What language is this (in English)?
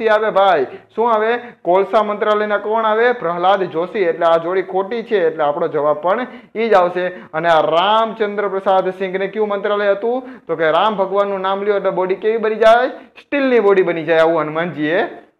Hindi